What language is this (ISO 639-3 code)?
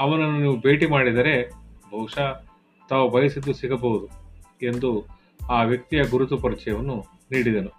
kan